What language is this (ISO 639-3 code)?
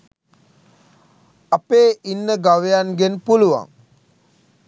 sin